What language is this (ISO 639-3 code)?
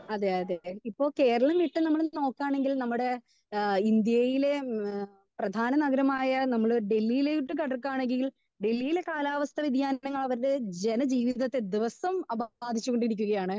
mal